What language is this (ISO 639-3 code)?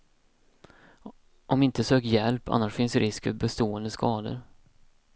swe